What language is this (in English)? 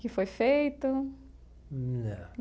Portuguese